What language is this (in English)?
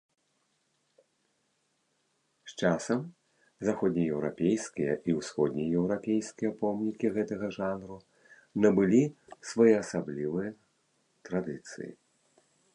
Belarusian